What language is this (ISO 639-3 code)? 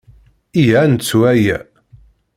kab